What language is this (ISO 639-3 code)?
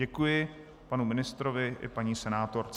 ces